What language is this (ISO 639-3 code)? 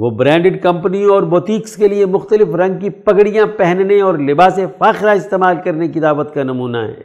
urd